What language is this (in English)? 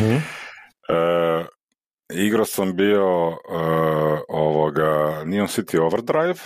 Croatian